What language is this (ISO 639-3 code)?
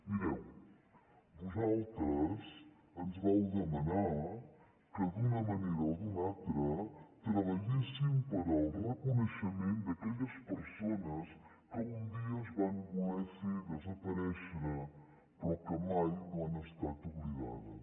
cat